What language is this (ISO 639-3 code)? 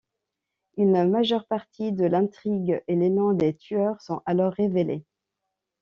fra